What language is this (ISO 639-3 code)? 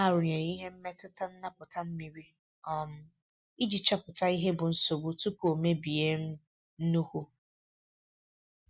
ibo